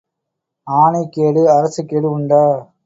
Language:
Tamil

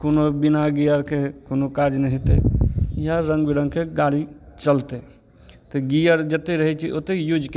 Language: Maithili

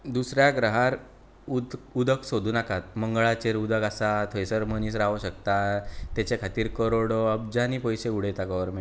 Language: Konkani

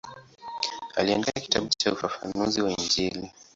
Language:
Swahili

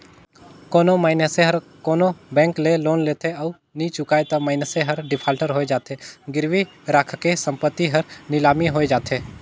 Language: Chhattisgarhi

